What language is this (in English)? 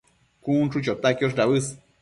Matsés